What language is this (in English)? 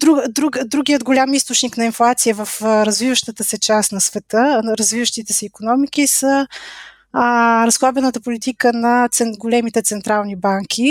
Bulgarian